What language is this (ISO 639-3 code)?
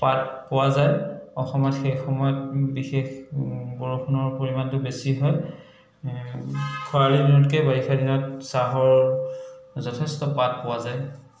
asm